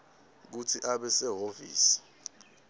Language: Swati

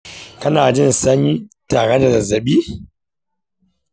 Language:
Hausa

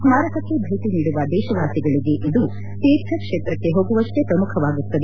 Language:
Kannada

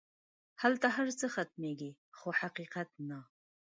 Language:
Pashto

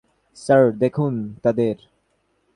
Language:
Bangla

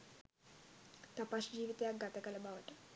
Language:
Sinhala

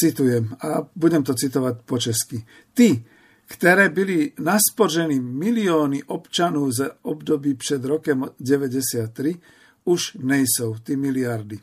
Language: Slovak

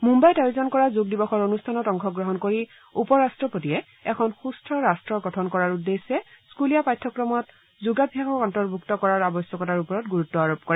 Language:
Assamese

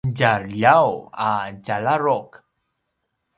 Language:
Paiwan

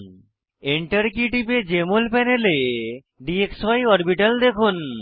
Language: Bangla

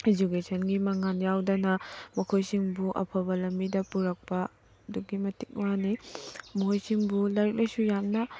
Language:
Manipuri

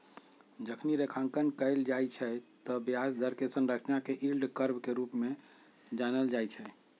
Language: Magahi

